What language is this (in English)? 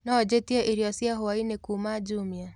Kikuyu